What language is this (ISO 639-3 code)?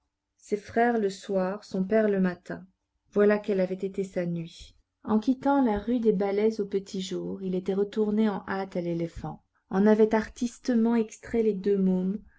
fra